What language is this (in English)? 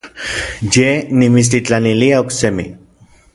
Orizaba Nahuatl